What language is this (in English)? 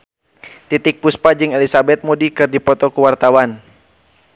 Sundanese